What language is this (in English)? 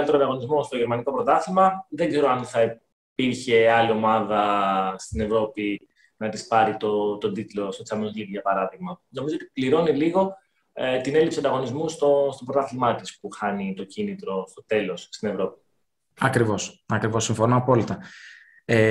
Greek